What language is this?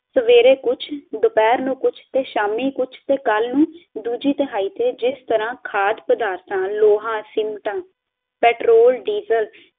Punjabi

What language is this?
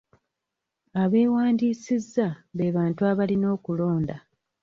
Ganda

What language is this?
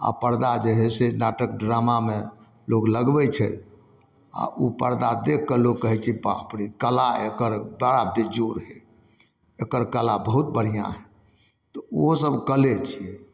Maithili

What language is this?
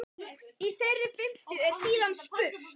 Icelandic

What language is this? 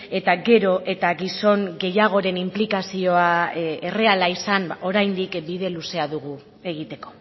Basque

